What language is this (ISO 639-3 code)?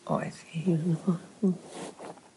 cym